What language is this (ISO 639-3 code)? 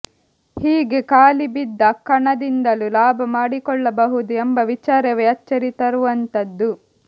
kan